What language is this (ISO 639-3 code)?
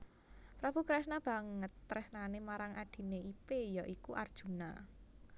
jav